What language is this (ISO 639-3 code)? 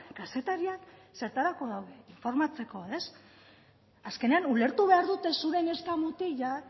eus